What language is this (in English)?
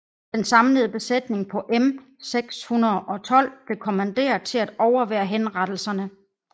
Danish